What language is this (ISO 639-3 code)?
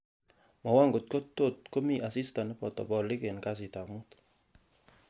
kln